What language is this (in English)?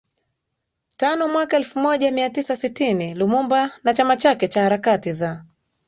Swahili